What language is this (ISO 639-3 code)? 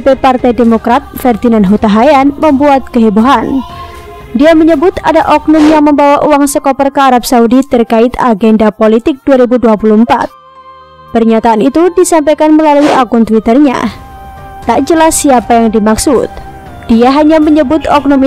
ind